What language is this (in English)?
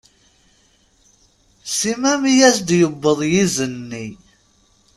Kabyle